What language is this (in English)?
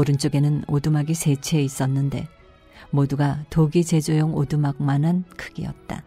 Korean